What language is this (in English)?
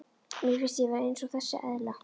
Icelandic